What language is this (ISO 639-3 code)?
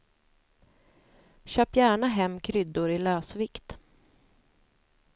swe